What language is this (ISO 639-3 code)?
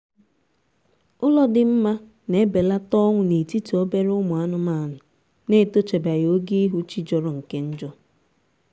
ibo